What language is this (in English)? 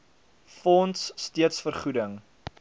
Afrikaans